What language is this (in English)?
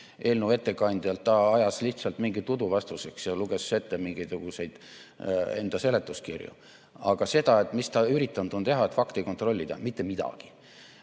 Estonian